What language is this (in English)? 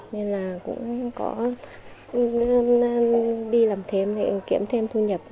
Vietnamese